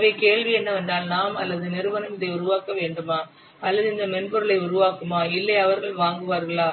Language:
Tamil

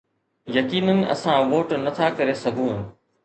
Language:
Sindhi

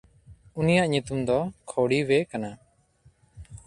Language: Santali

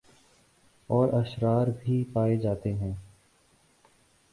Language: Urdu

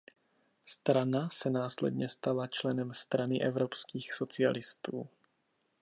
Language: Czech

